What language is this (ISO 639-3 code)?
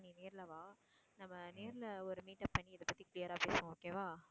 tam